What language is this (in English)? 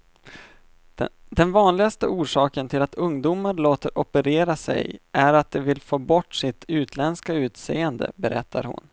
Swedish